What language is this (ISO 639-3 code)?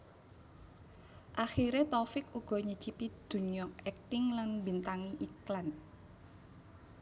jav